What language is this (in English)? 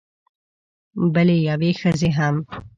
Pashto